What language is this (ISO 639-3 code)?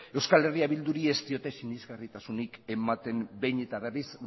eus